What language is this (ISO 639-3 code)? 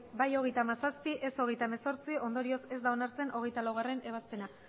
eus